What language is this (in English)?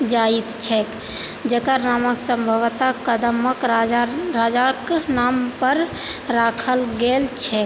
Maithili